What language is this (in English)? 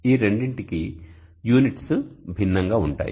Telugu